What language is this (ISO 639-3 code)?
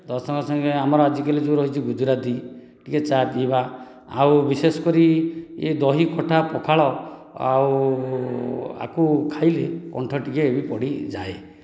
ori